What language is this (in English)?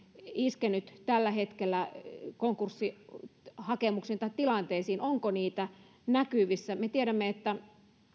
Finnish